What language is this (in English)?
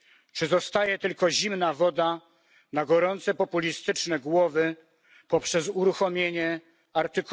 Polish